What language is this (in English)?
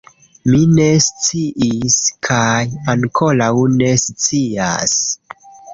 Esperanto